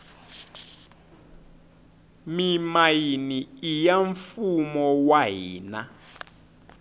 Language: Tsonga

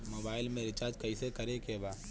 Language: Bhojpuri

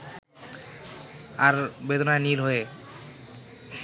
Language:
Bangla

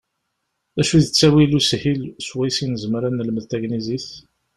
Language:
Kabyle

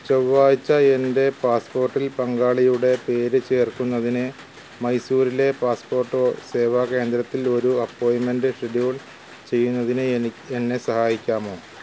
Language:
Malayalam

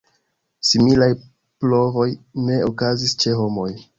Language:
Esperanto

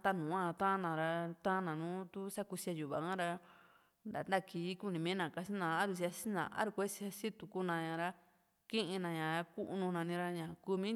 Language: Juxtlahuaca Mixtec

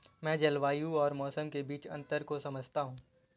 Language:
Hindi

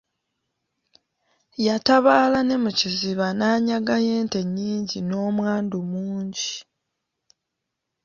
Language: Ganda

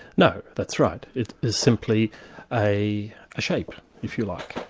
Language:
English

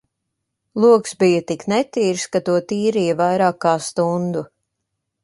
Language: Latvian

